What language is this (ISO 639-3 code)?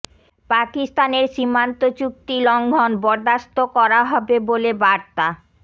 ben